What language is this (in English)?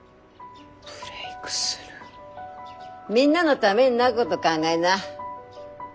Japanese